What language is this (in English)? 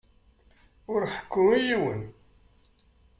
Kabyle